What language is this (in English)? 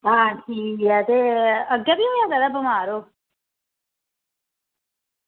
Dogri